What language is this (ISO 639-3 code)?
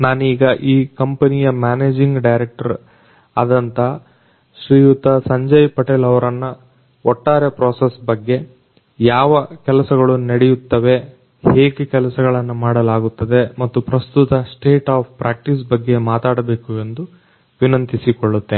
kan